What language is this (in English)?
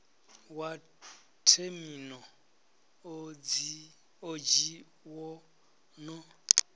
Venda